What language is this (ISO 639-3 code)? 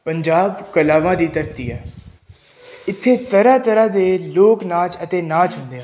pan